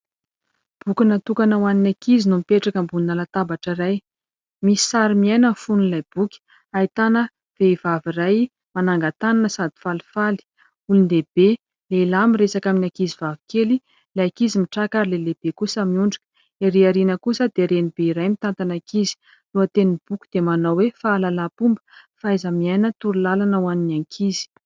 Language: Malagasy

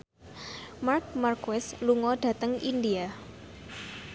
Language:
Javanese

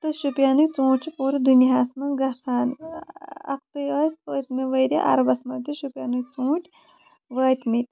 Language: Kashmiri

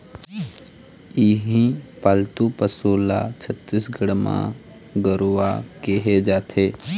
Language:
Chhattisgarhi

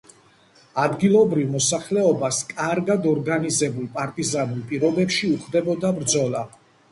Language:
Georgian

